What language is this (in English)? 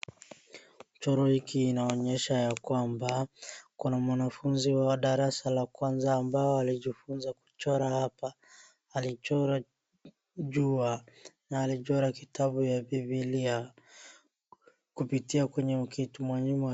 Swahili